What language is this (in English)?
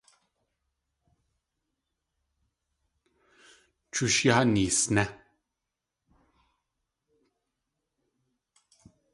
Tlingit